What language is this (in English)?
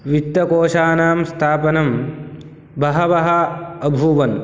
Sanskrit